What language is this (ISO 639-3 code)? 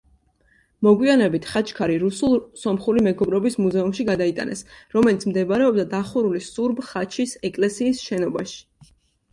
kat